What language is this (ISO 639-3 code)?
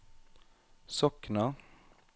nor